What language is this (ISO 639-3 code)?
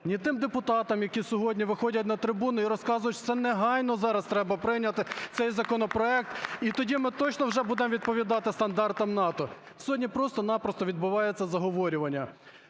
ukr